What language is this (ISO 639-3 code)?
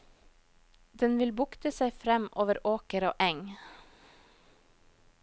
nor